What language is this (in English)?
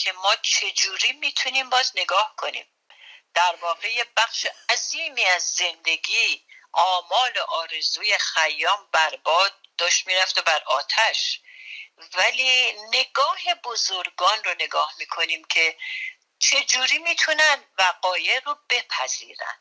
Persian